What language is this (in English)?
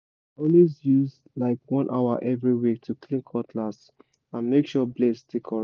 Nigerian Pidgin